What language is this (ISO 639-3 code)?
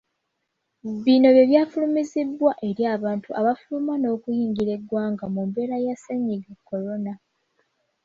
lug